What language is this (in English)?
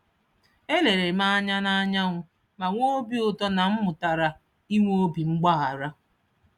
Igbo